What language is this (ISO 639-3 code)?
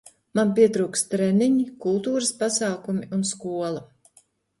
lav